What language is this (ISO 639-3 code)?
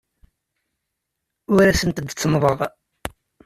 kab